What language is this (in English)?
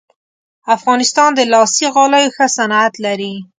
Pashto